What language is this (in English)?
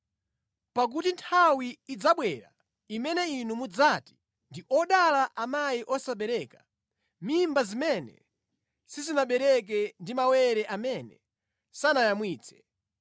Nyanja